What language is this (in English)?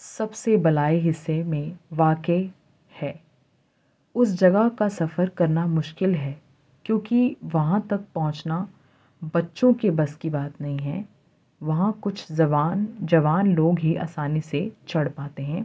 Urdu